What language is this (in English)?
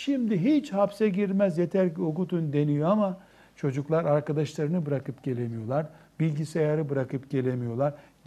Turkish